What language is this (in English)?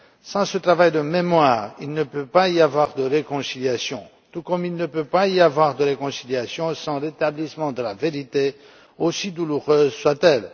French